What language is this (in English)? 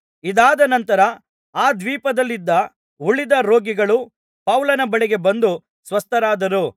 Kannada